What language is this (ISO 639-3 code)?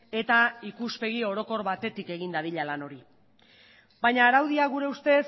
eus